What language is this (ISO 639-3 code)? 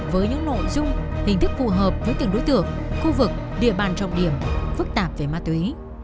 vie